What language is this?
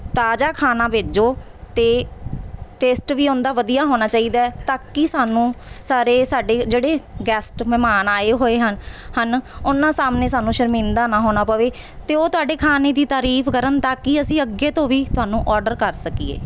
Punjabi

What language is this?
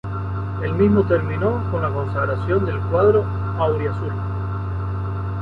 Spanish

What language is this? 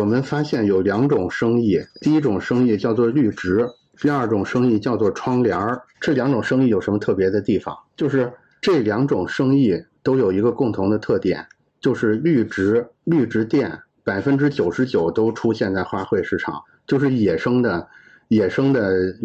Chinese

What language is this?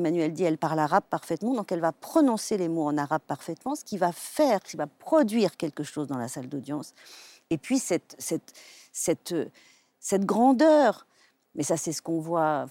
French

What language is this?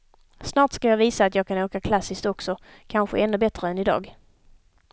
Swedish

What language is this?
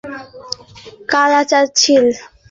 Bangla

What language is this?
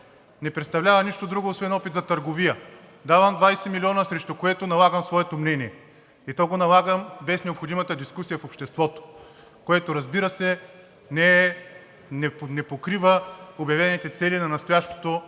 Bulgarian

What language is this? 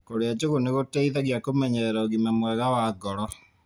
Kikuyu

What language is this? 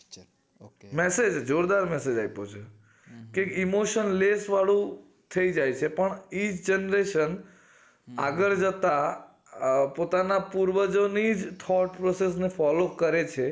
Gujarati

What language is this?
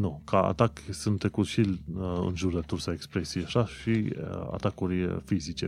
Romanian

